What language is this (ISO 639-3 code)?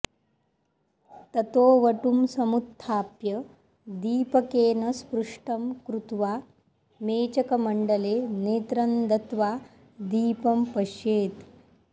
san